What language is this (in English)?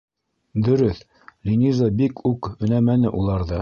Bashkir